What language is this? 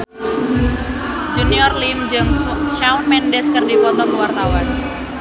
Sundanese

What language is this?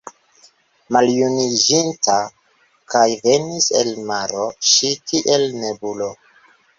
Esperanto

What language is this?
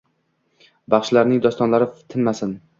Uzbek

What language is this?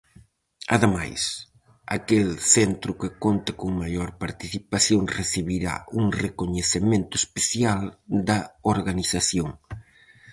Galician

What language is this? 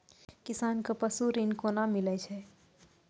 Maithili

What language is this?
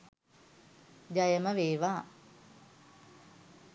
Sinhala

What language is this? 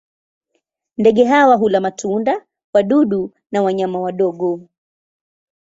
Swahili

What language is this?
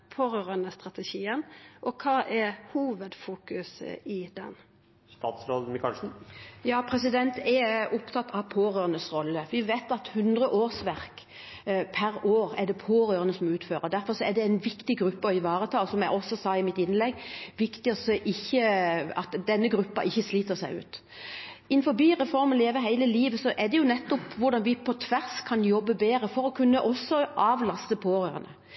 Norwegian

